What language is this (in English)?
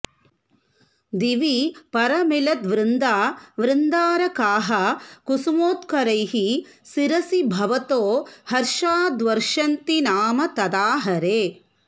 Sanskrit